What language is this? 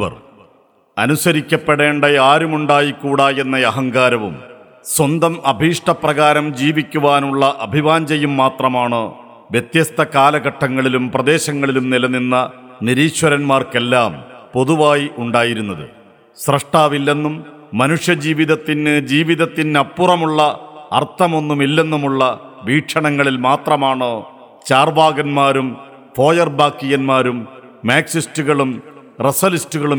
Malayalam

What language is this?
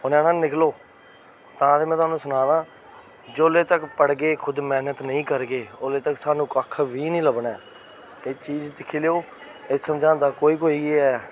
Dogri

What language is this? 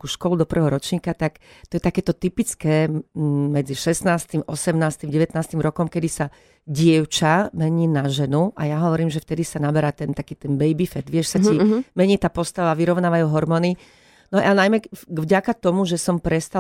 Slovak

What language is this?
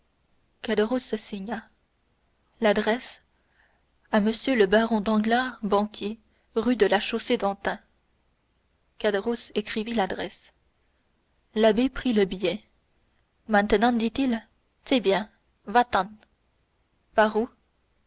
French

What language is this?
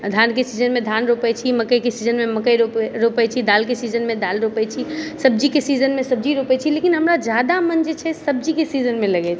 Maithili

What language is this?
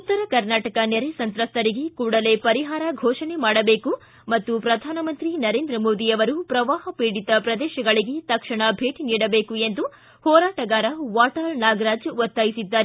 Kannada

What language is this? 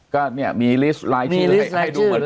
Thai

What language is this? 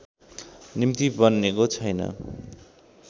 Nepali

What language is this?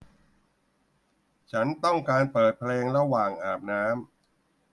Thai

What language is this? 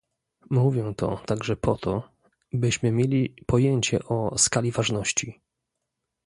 Polish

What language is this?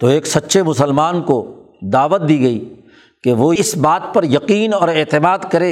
Urdu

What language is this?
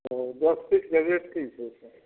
Maithili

